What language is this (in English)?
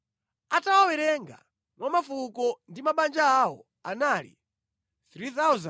Nyanja